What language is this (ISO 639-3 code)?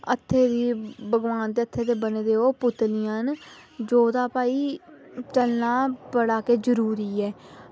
doi